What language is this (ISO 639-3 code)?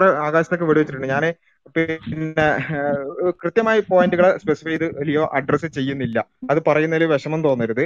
mal